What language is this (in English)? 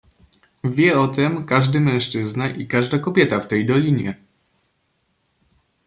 Polish